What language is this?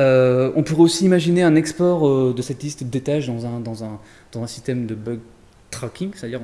French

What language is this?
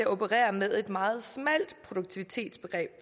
Danish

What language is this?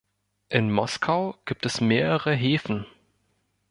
German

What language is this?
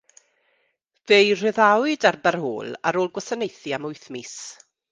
Welsh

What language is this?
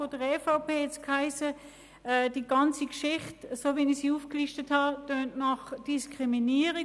Swiss German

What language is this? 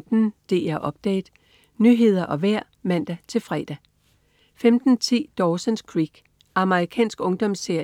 Danish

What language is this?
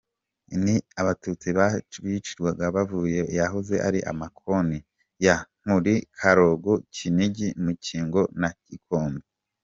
Kinyarwanda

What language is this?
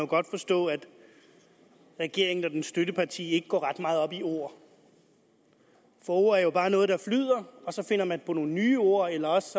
Danish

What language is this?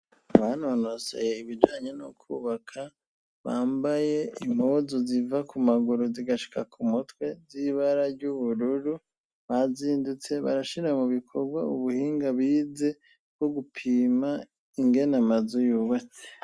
Rundi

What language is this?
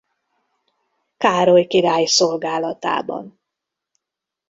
Hungarian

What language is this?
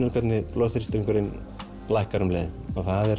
Icelandic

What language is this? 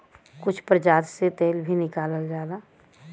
Bhojpuri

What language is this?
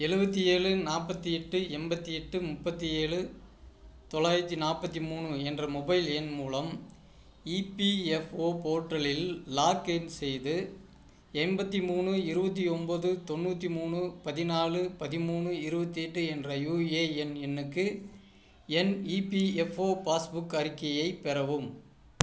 Tamil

